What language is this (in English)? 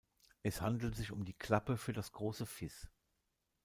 German